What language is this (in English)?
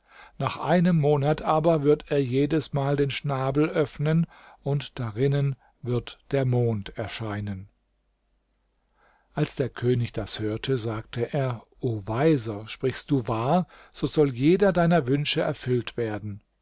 German